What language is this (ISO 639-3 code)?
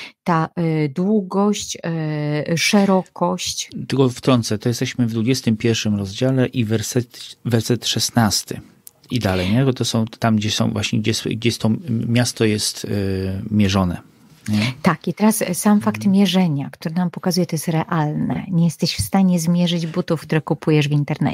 pol